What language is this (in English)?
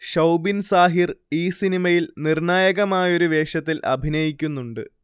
Malayalam